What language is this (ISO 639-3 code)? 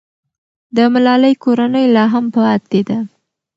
pus